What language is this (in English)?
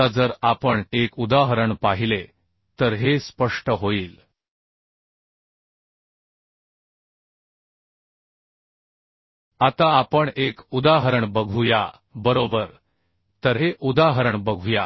Marathi